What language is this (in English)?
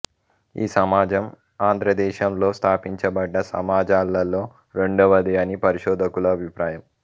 Telugu